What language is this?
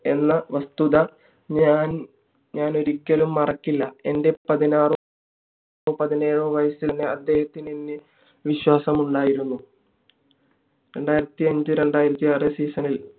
Malayalam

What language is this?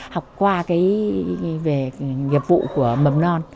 Vietnamese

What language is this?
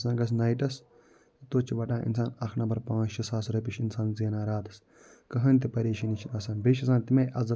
Kashmiri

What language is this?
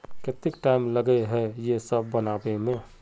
Magahi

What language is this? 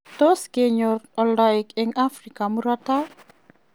Kalenjin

